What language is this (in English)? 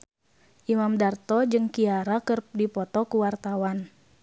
Sundanese